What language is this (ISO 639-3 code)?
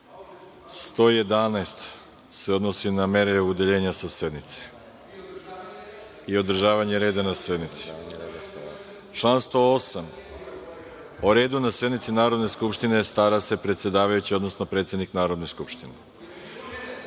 srp